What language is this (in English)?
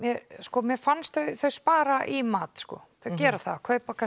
Icelandic